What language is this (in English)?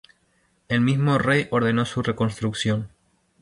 Spanish